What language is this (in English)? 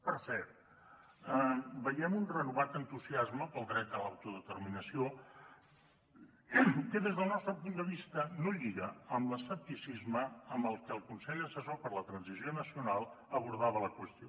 Catalan